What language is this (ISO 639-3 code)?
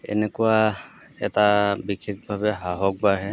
asm